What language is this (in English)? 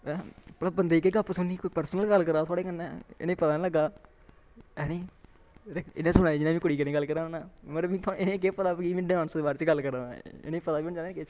Dogri